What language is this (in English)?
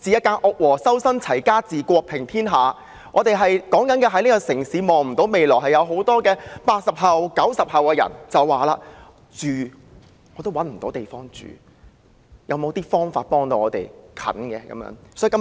Cantonese